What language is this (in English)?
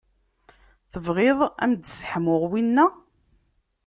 Kabyle